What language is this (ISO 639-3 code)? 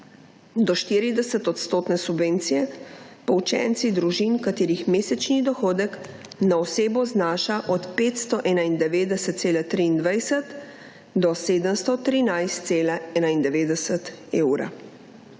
slv